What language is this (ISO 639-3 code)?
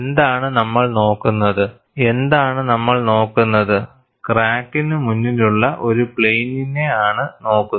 mal